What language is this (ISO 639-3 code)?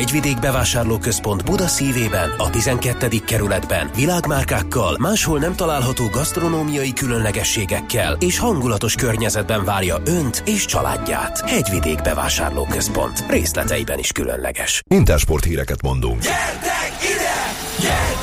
hun